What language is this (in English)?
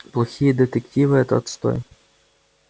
Russian